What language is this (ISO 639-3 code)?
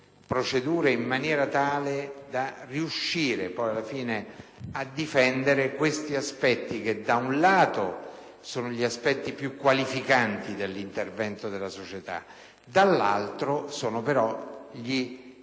ita